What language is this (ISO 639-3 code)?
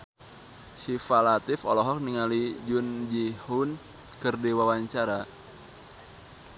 sun